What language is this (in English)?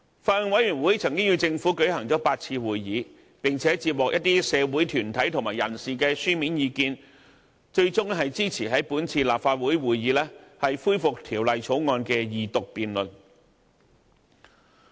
Cantonese